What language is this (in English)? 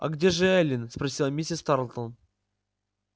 Russian